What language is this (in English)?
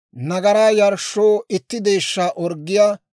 Dawro